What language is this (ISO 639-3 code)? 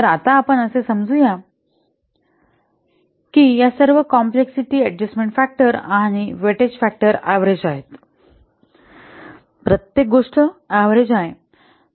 mar